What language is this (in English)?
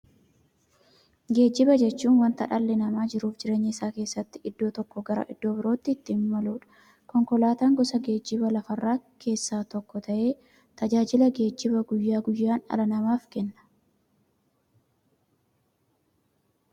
Oromo